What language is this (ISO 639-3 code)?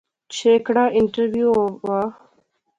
phr